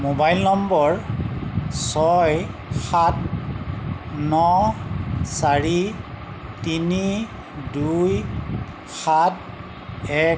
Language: Assamese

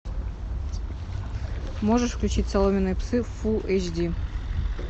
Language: Russian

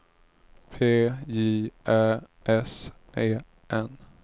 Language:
Swedish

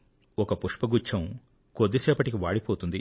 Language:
Telugu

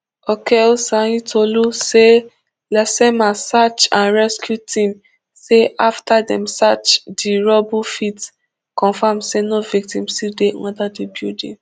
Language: Nigerian Pidgin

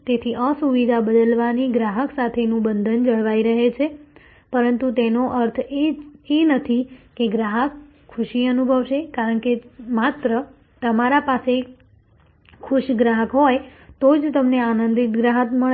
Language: Gujarati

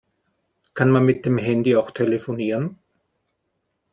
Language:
German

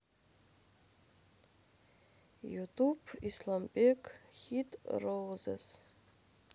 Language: Russian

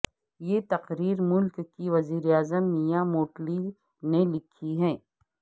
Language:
Urdu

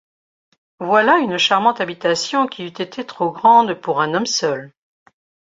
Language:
French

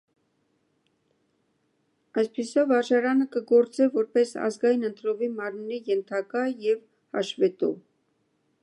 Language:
Armenian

